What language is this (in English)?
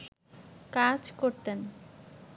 Bangla